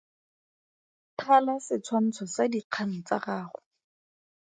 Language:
Tswana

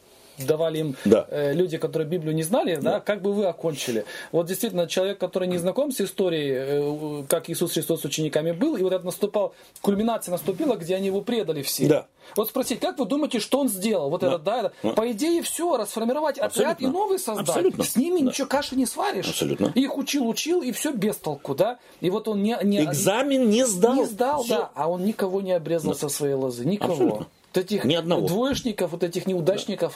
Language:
Russian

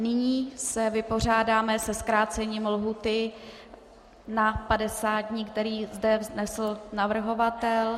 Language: Czech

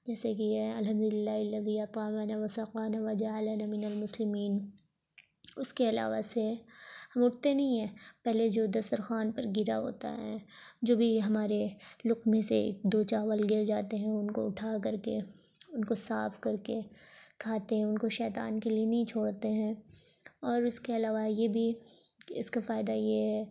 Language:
Urdu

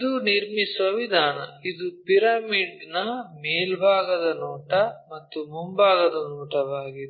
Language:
Kannada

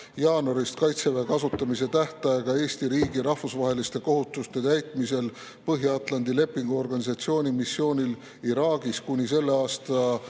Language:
Estonian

